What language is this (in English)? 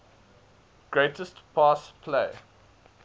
English